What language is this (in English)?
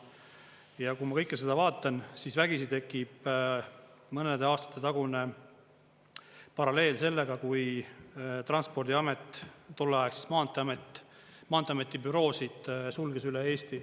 Estonian